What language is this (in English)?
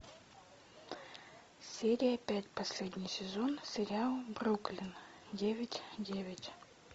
Russian